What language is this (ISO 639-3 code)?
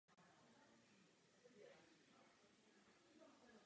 ces